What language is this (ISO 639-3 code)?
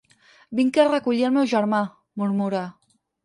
cat